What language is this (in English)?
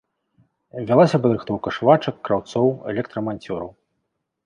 Belarusian